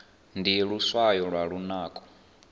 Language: Venda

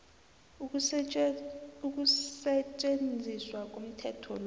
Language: South Ndebele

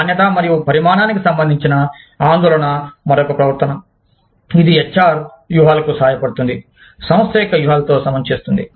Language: Telugu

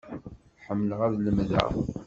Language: Kabyle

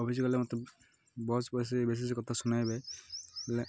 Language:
Odia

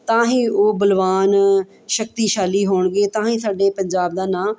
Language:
Punjabi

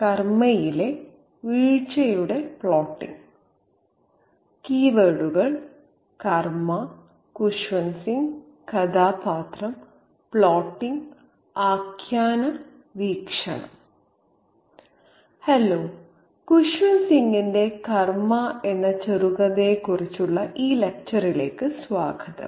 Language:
Malayalam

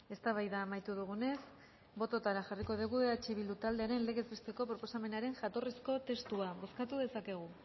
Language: Basque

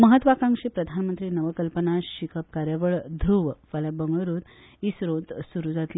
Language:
Konkani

